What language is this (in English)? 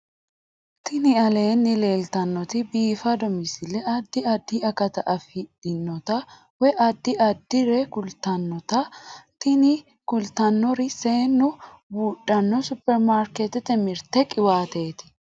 Sidamo